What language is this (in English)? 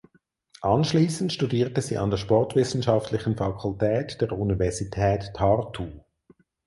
German